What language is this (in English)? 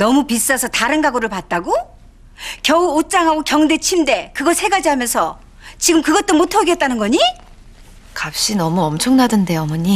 Korean